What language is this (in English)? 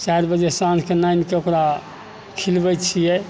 Maithili